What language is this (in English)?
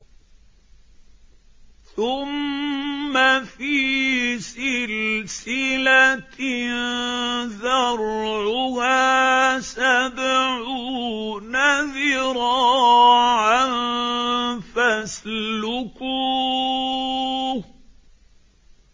Arabic